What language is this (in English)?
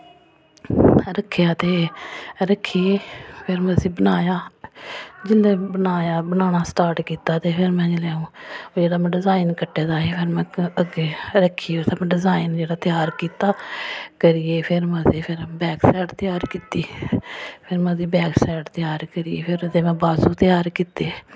Dogri